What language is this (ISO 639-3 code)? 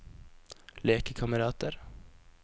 nor